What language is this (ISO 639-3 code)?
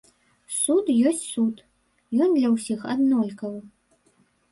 bel